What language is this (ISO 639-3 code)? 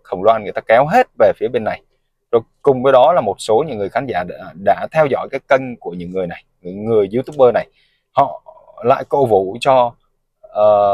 vie